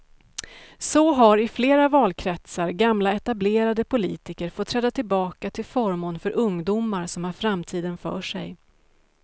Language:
Swedish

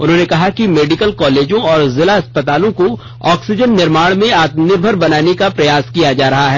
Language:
Hindi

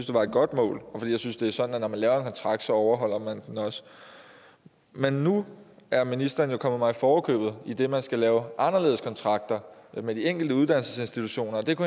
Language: Danish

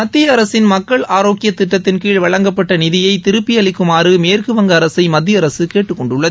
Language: Tamil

